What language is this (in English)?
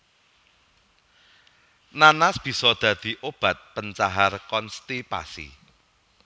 Javanese